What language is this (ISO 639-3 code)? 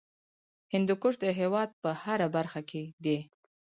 pus